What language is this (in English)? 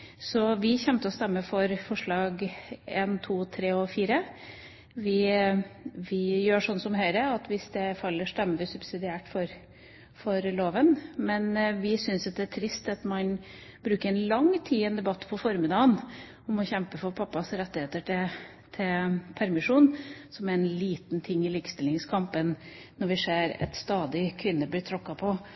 Norwegian Bokmål